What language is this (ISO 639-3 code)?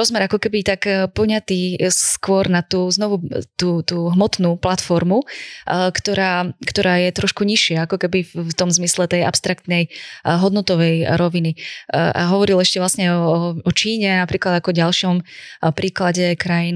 slk